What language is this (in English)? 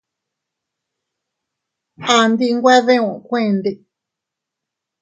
Teutila Cuicatec